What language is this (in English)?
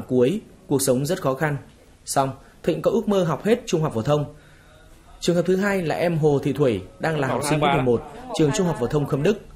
Vietnamese